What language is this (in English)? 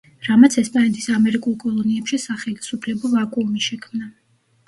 Georgian